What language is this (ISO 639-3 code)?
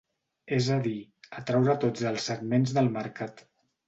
cat